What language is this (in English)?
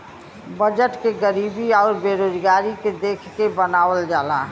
Bhojpuri